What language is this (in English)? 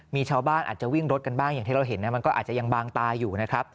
Thai